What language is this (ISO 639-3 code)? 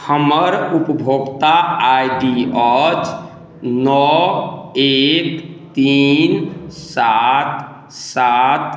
mai